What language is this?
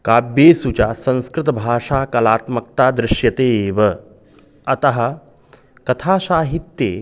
Sanskrit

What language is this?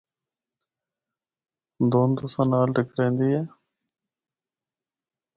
Northern Hindko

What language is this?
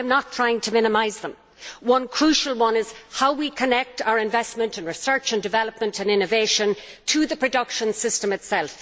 English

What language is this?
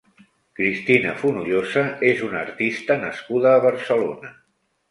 Catalan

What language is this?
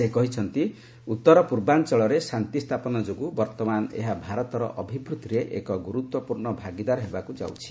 Odia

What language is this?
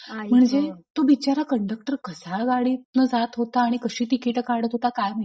Marathi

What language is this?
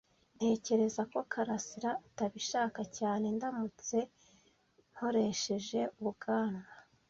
Kinyarwanda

